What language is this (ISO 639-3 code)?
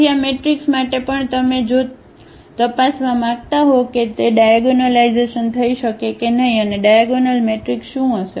guj